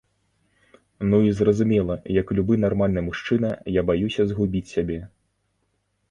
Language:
Belarusian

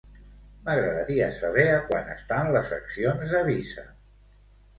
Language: Catalan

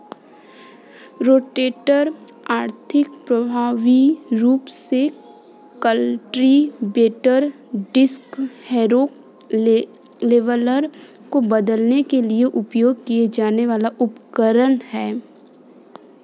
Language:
Hindi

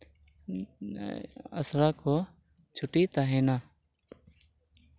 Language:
Santali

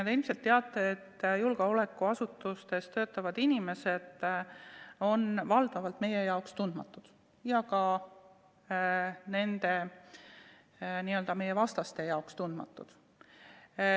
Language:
Estonian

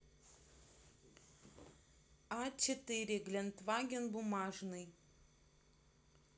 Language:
Russian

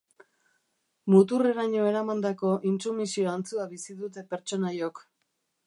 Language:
Basque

